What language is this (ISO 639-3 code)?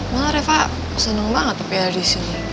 ind